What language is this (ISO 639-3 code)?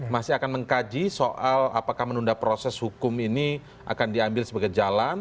ind